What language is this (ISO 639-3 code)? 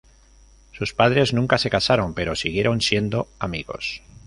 spa